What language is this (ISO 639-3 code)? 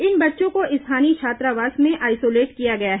hin